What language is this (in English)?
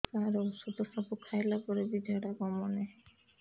Odia